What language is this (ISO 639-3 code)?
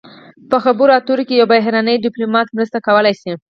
pus